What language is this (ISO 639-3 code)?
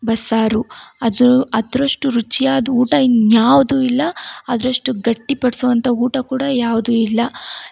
kan